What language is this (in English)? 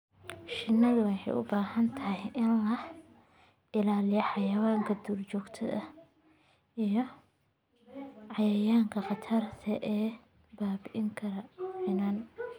Somali